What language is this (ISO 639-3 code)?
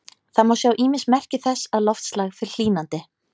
isl